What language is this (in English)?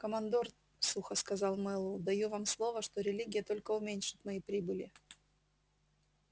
Russian